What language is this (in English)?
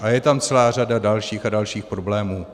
Czech